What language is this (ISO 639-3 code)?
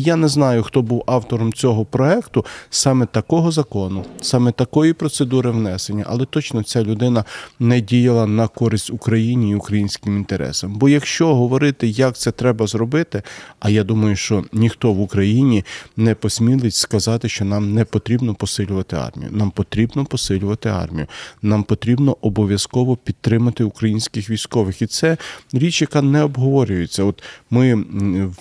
ukr